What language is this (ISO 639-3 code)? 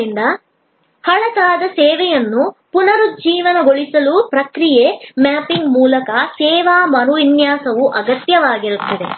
kan